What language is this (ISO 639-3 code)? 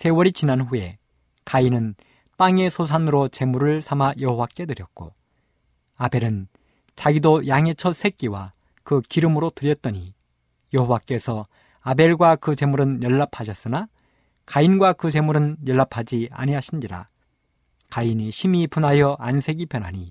kor